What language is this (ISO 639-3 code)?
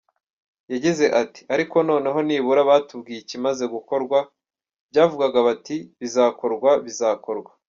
kin